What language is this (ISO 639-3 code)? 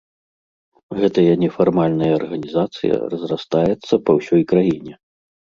bel